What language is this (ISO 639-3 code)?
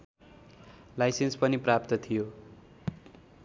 nep